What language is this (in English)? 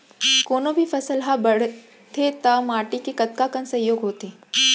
Chhattisgarhi